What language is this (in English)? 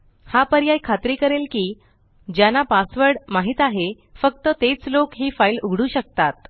Marathi